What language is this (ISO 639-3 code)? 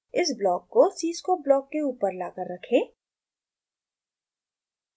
hin